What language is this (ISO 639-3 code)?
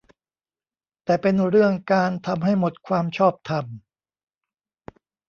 tha